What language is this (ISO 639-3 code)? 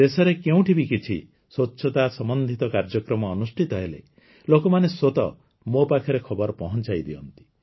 ori